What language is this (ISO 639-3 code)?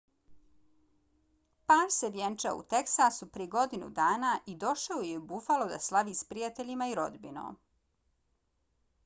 bos